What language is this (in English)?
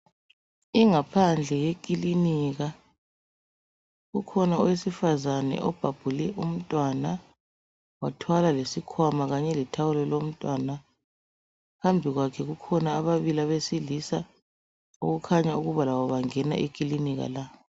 North Ndebele